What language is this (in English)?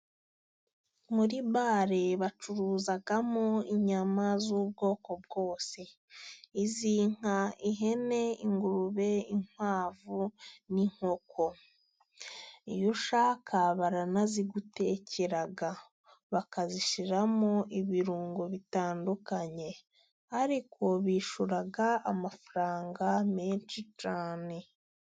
Kinyarwanda